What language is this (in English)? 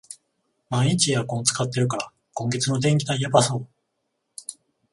Japanese